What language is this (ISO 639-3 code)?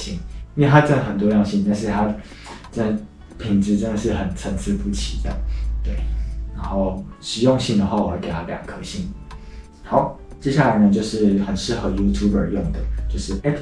zho